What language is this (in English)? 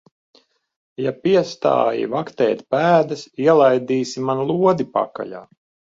Latvian